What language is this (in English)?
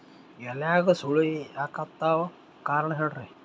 Kannada